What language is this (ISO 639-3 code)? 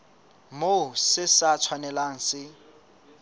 sot